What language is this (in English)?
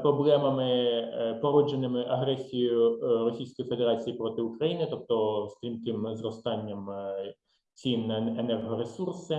Ukrainian